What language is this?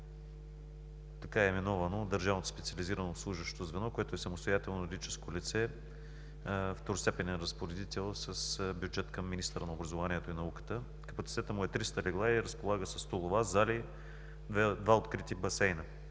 Bulgarian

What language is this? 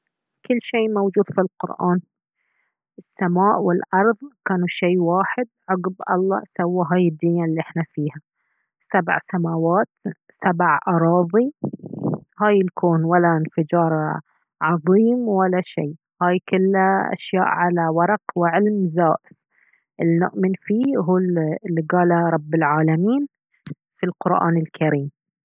Baharna Arabic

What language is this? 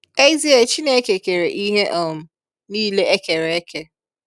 Igbo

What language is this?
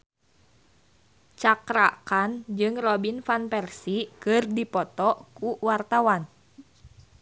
Sundanese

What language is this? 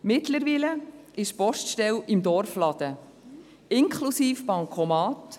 Swiss German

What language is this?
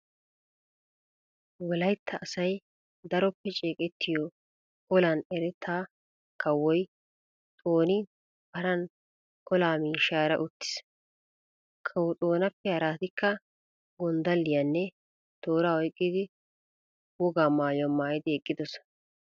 Wolaytta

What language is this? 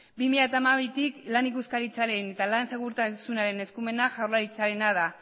Basque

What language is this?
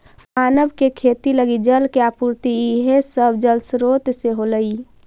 Magahi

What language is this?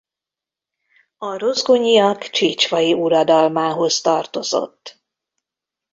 Hungarian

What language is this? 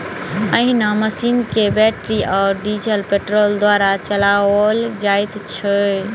Maithili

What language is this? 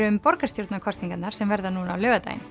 Icelandic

